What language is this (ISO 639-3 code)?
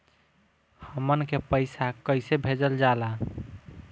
bho